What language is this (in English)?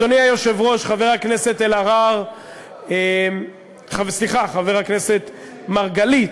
Hebrew